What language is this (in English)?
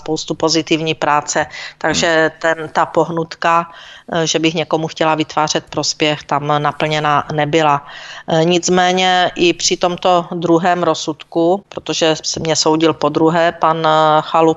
Czech